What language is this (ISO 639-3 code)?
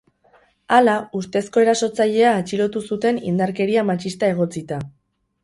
eus